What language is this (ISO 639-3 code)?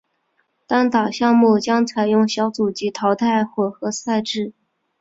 zho